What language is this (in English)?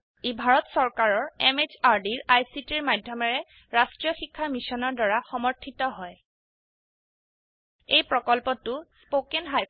Assamese